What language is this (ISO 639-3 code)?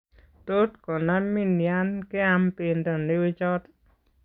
kln